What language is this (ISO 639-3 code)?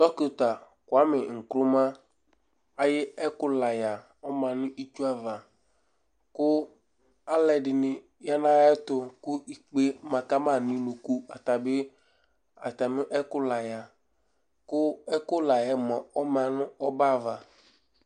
kpo